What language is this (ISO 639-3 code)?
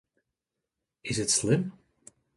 fry